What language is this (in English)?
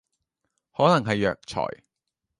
Cantonese